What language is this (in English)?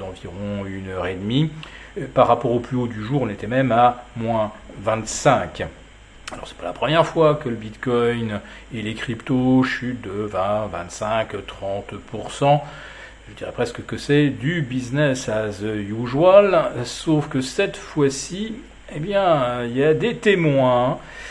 French